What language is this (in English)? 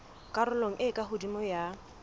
Southern Sotho